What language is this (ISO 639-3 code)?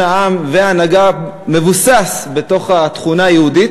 heb